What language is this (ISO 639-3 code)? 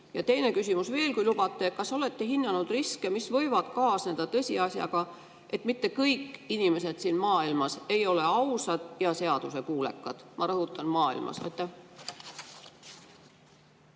est